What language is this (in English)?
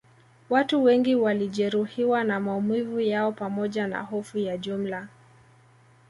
Swahili